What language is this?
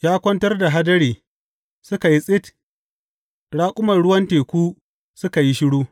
Hausa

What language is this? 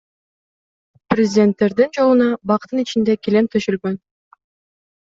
Kyrgyz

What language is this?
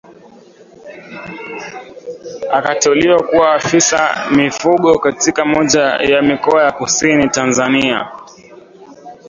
Swahili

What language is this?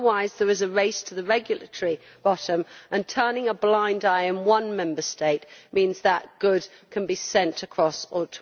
English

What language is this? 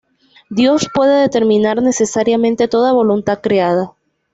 Spanish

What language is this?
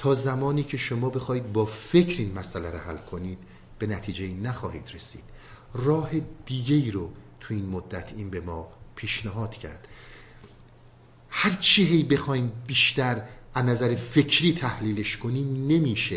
Persian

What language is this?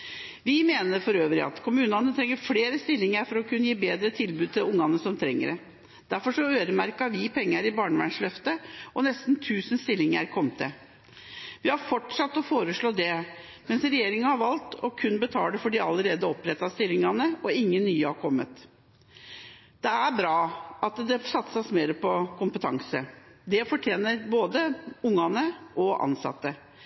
Norwegian Bokmål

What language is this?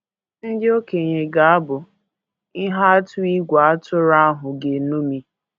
Igbo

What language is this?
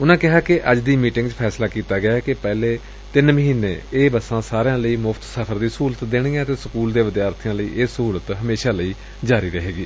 Punjabi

